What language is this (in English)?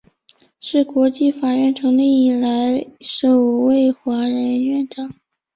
Chinese